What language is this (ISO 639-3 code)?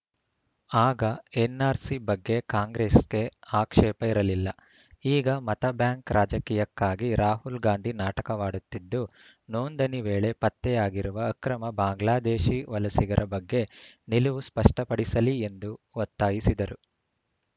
kan